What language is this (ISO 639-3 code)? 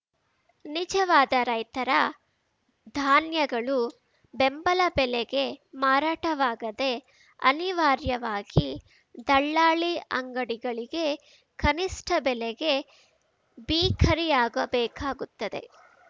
kan